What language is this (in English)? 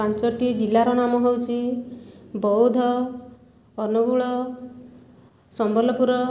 Odia